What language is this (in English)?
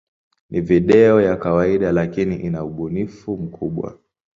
Swahili